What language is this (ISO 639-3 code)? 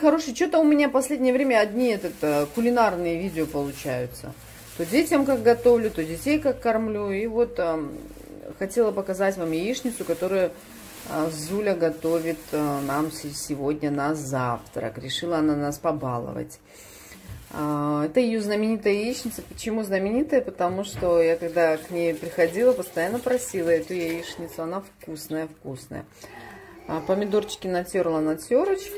rus